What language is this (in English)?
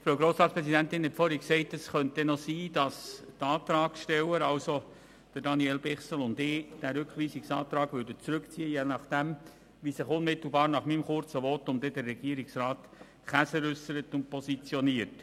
Swiss German